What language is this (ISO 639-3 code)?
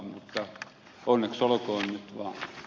fin